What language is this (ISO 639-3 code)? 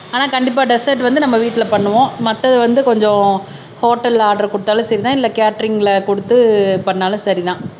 tam